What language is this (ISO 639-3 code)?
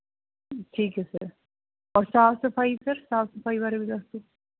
pan